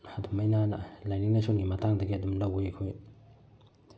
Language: Manipuri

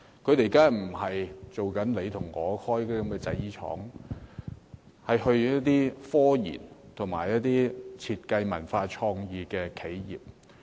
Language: Cantonese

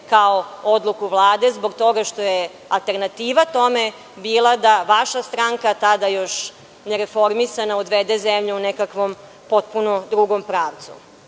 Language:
Serbian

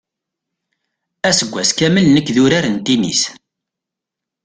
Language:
Kabyle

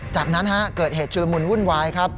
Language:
Thai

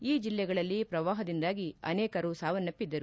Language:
Kannada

